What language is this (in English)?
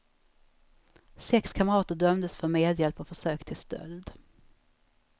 Swedish